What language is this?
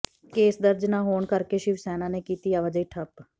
Punjabi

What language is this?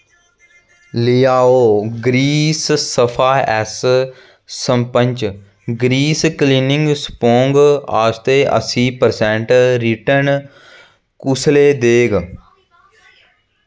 Dogri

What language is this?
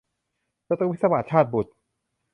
Thai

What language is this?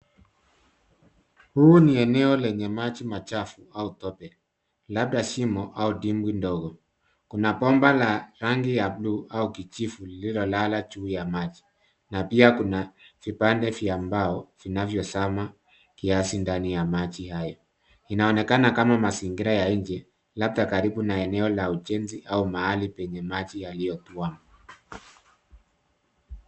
Swahili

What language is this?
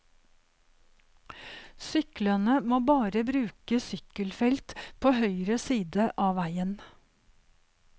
Norwegian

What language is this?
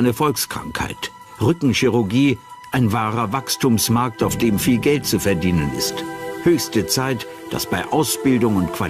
German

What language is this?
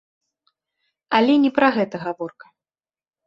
Belarusian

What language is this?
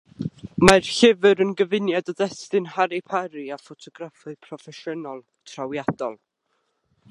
Welsh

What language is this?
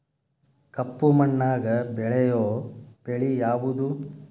Kannada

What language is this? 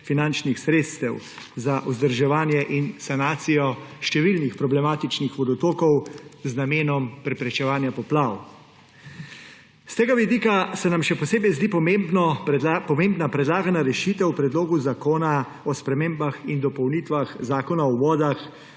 Slovenian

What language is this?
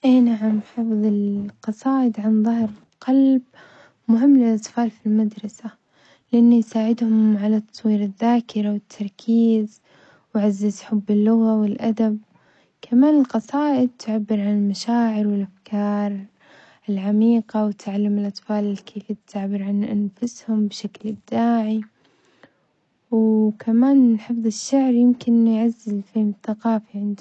Omani Arabic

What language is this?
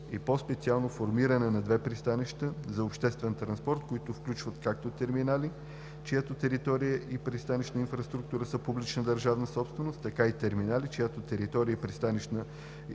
Bulgarian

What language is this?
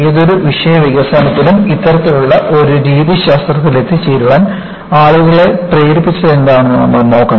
Malayalam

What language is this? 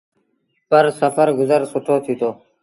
Sindhi Bhil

